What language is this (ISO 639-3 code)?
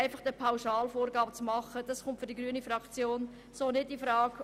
gsw